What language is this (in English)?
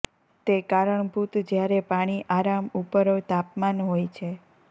Gujarati